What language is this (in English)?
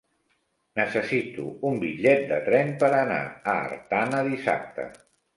Catalan